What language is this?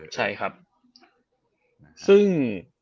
Thai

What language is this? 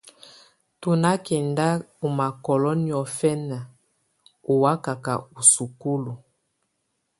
Tunen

